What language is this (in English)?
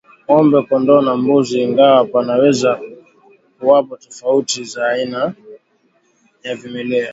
Swahili